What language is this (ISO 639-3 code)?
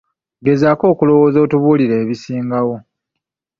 lug